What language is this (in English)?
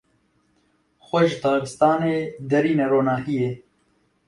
Kurdish